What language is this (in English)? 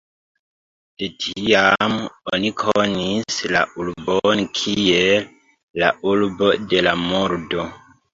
Esperanto